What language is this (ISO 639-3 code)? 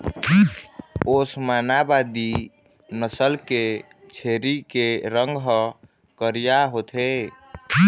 hne